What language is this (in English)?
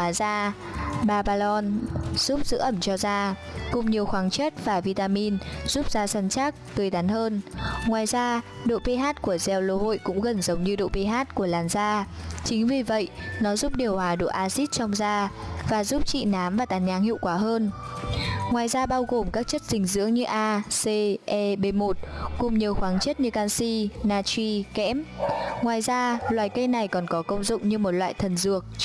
Vietnamese